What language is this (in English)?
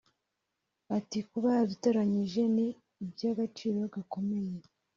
Kinyarwanda